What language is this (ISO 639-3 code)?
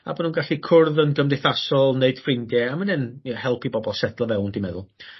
cym